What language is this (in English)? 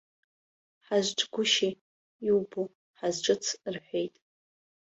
Abkhazian